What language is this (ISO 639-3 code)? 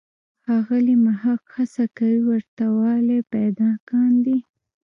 pus